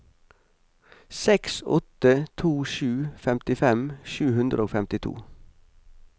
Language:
Norwegian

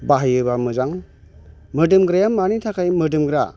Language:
Bodo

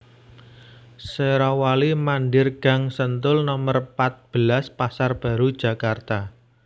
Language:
Javanese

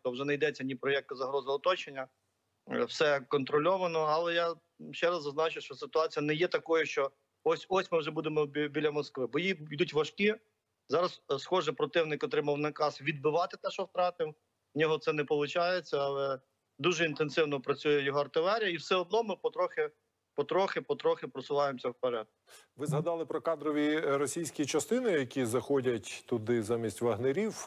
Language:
Ukrainian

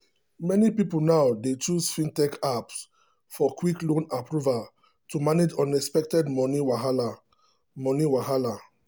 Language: Nigerian Pidgin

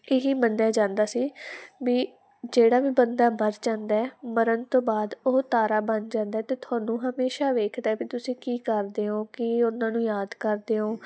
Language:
Punjabi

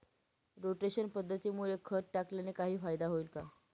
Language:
Marathi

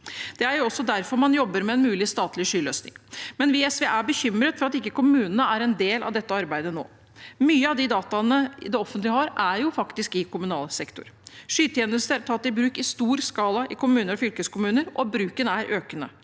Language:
Norwegian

